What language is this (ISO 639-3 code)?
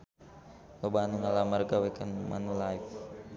sun